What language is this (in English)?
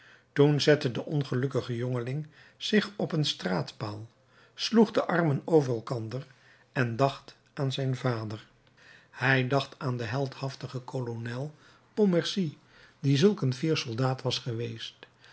Dutch